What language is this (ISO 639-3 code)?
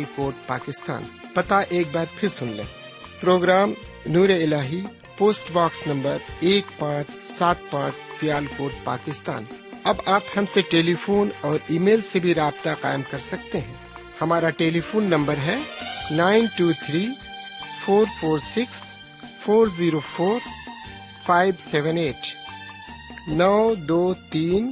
urd